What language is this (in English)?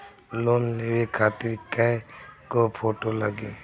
Bhojpuri